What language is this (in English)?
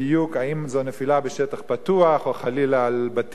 Hebrew